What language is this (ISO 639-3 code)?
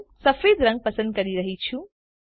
guj